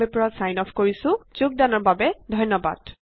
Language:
Assamese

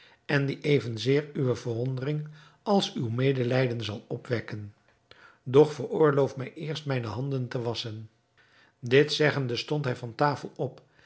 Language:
Dutch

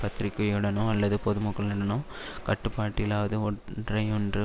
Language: Tamil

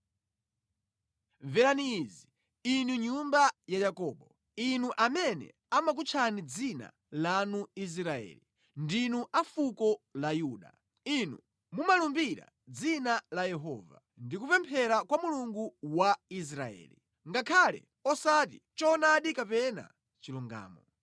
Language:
Nyanja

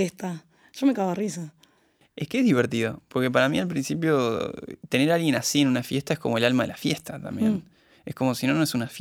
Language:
Spanish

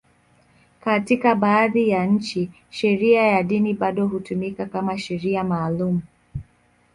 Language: Swahili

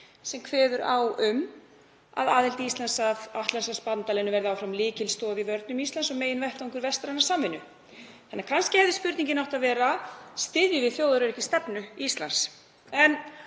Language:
Icelandic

